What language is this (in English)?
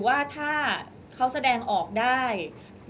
Thai